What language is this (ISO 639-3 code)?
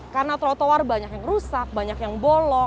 ind